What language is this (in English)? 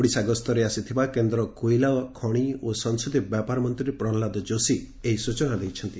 Odia